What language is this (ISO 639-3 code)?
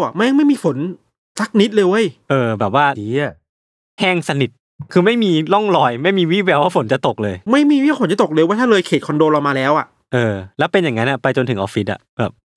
tha